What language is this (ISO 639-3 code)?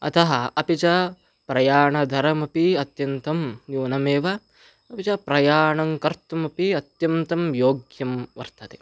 san